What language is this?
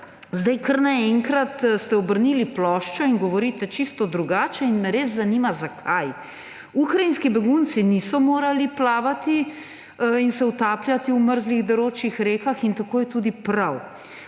Slovenian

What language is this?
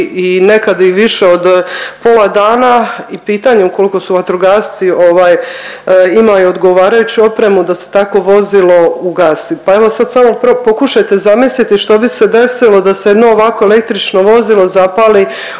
Croatian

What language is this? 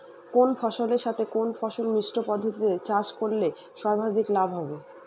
Bangla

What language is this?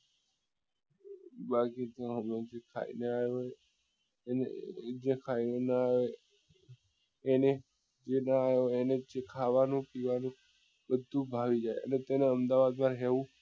Gujarati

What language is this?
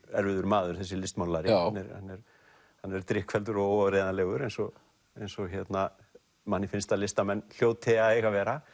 Icelandic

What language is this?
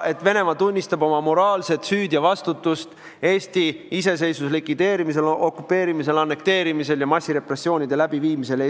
Estonian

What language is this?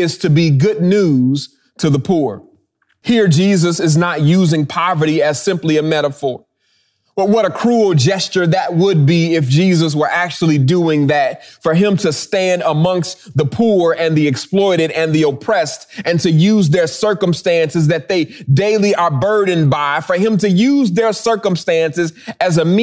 English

